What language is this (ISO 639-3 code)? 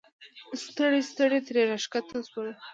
pus